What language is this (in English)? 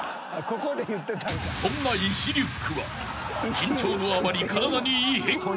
Japanese